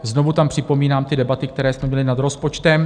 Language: Czech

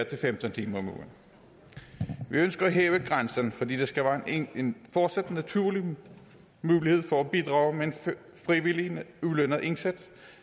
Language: Danish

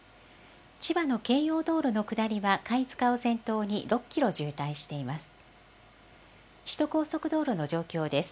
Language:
Japanese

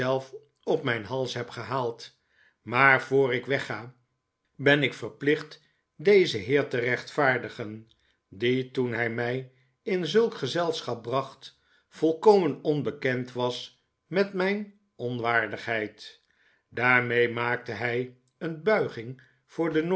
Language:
Dutch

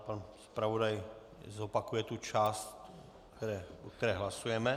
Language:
Czech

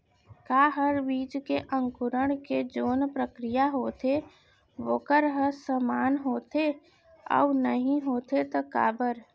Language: Chhattisgarhi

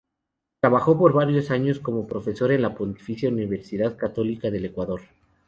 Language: Spanish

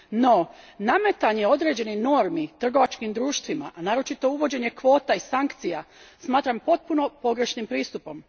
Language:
Croatian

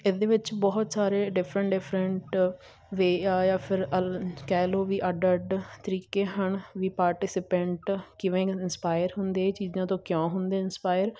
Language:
Punjabi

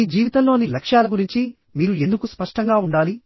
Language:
Telugu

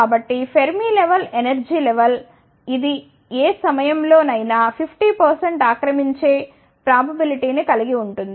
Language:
Telugu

